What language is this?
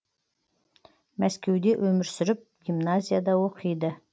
Kazakh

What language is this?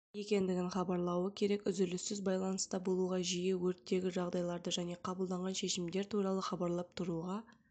Kazakh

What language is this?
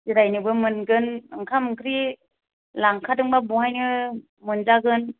Bodo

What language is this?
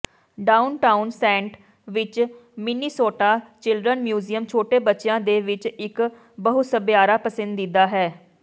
Punjabi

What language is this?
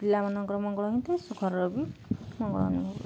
Odia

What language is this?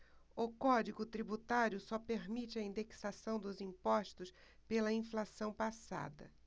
Portuguese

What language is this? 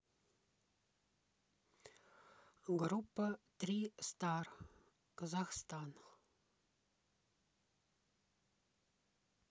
Russian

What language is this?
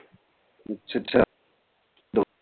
Punjabi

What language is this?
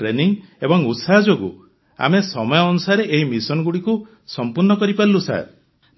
Odia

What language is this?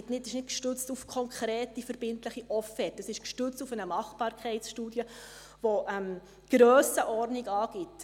Swiss German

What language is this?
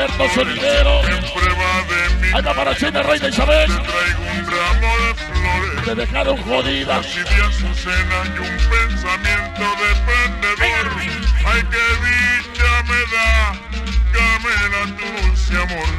Spanish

